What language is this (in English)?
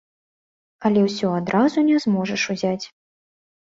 Belarusian